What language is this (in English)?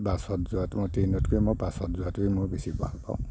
Assamese